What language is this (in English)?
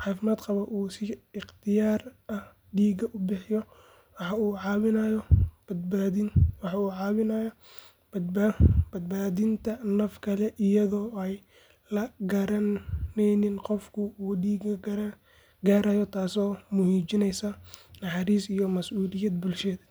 Somali